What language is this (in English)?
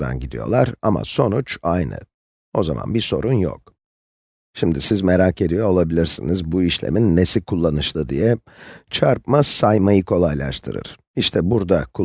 Turkish